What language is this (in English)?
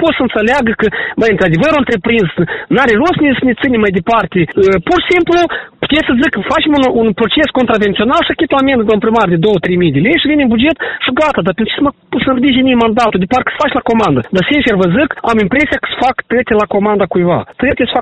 Romanian